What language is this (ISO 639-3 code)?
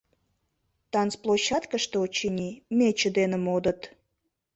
chm